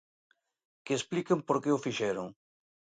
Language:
Galician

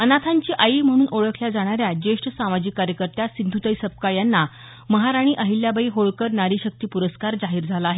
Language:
Marathi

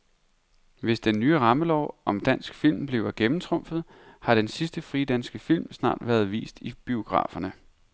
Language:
Danish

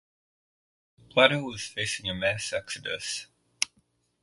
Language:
English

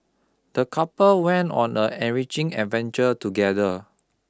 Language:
English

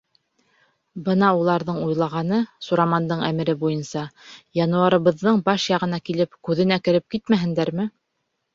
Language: Bashkir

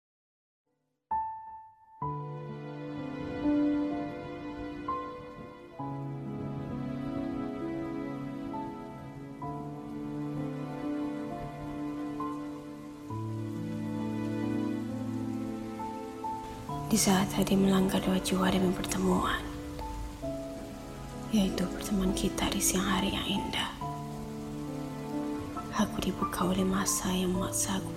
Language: Malay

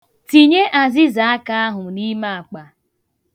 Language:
Igbo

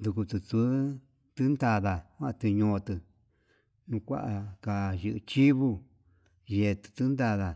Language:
Yutanduchi Mixtec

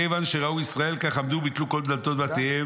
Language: Hebrew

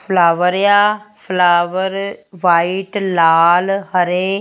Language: Punjabi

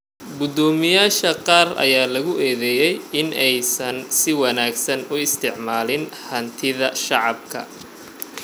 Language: Somali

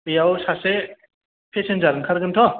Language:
Bodo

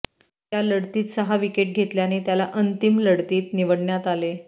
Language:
Marathi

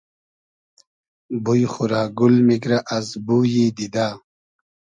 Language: Hazaragi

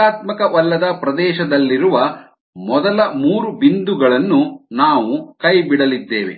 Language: Kannada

